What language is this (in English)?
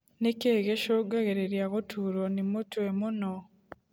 Kikuyu